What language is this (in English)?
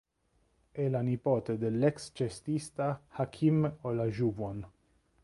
Italian